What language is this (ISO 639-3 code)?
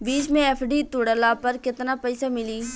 bho